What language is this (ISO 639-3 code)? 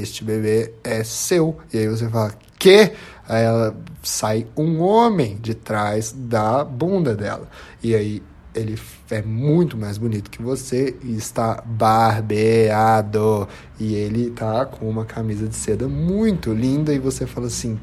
por